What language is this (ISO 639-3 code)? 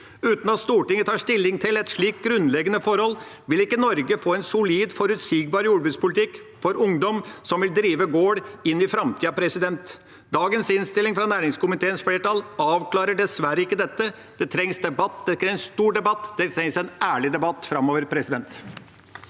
nor